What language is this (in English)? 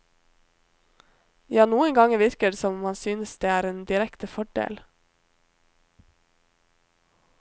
Norwegian